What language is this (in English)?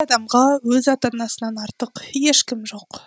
Kazakh